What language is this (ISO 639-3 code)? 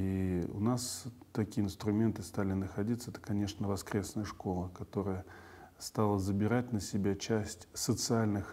rus